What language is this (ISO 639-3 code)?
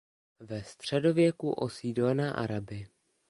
ces